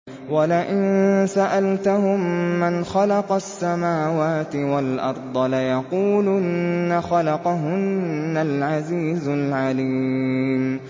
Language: Arabic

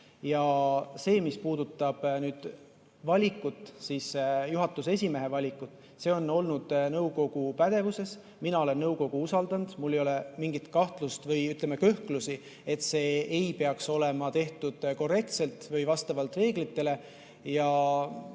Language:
Estonian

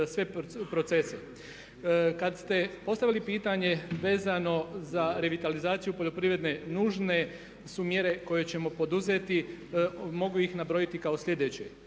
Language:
Croatian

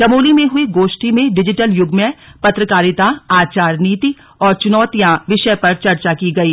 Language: Hindi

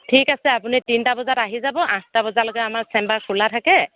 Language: Assamese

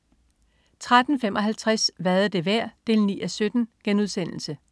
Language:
Danish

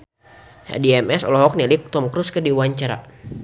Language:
Sundanese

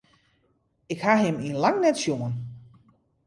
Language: Western Frisian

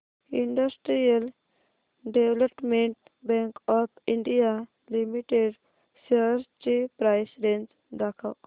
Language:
Marathi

